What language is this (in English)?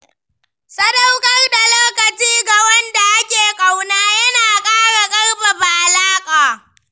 Hausa